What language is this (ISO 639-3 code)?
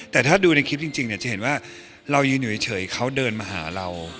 tha